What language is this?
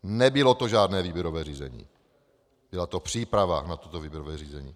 Czech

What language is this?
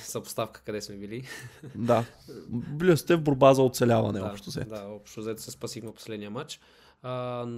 Bulgarian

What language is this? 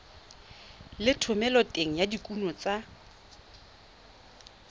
Tswana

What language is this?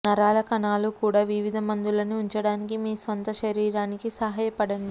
Telugu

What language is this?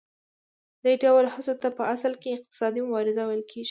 Pashto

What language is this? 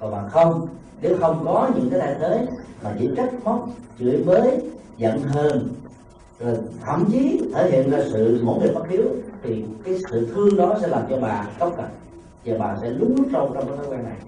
Vietnamese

